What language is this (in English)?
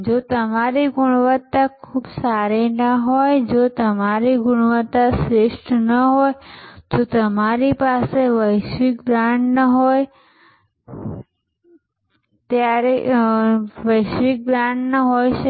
Gujarati